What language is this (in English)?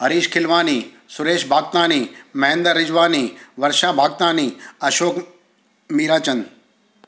Sindhi